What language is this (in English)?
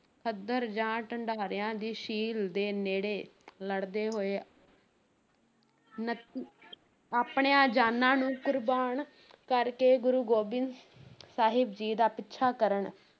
Punjabi